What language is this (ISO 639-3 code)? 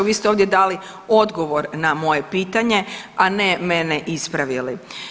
hrv